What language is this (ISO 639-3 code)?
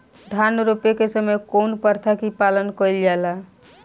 bho